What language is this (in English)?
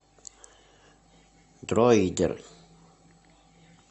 Russian